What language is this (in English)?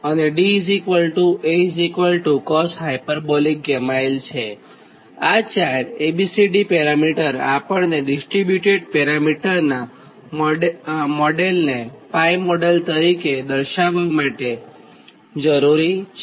Gujarati